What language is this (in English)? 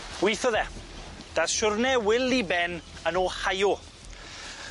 Welsh